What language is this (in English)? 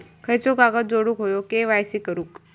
Marathi